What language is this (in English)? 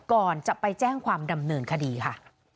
Thai